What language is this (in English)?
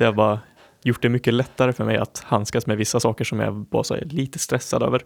Swedish